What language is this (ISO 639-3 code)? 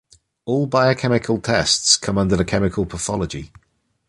eng